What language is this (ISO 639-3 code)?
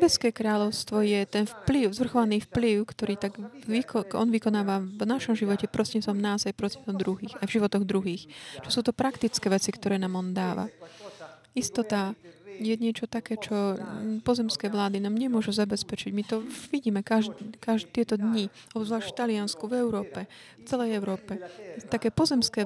slk